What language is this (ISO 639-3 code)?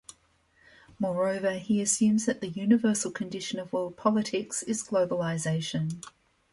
eng